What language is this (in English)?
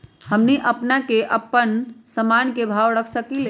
Magahi